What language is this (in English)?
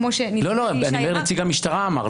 Hebrew